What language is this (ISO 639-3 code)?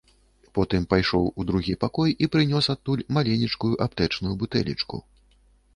bel